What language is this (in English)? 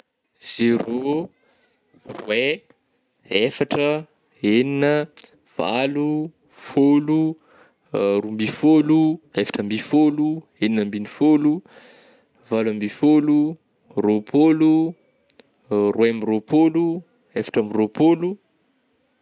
Northern Betsimisaraka Malagasy